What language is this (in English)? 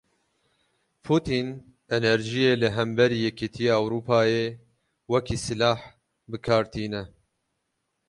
Kurdish